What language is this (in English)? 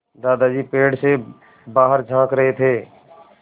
Hindi